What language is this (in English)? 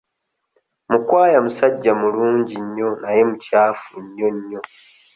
Ganda